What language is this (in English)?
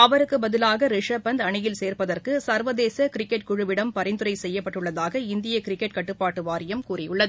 Tamil